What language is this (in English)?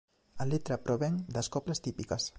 Galician